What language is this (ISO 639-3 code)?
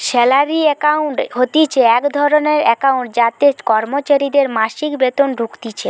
ben